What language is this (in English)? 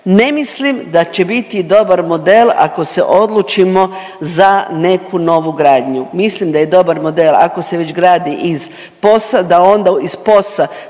Croatian